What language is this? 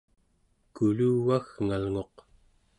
Central Yupik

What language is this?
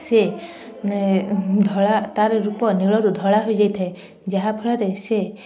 Odia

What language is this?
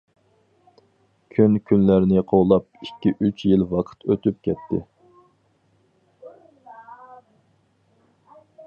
Uyghur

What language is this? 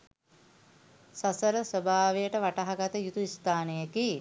Sinhala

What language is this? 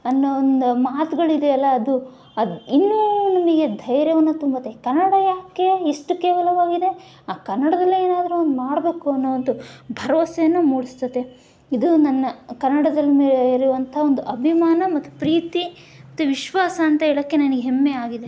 Kannada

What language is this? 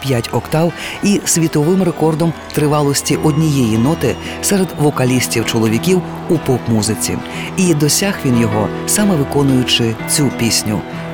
Ukrainian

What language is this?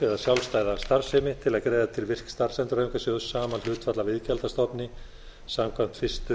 Icelandic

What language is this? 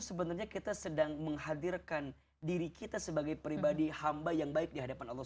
Indonesian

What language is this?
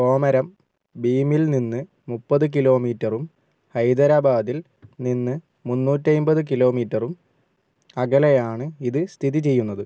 Malayalam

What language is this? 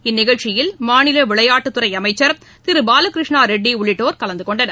Tamil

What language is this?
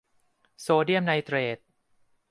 Thai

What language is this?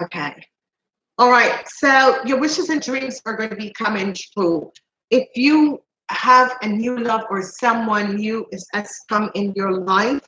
English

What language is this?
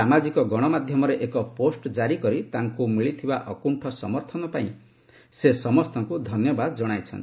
Odia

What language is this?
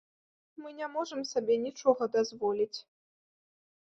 Belarusian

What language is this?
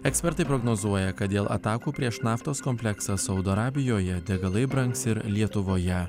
Lithuanian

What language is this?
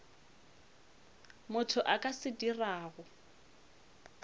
Northern Sotho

